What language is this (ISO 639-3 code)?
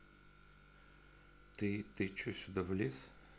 rus